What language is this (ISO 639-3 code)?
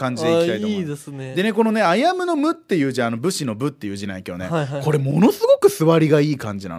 jpn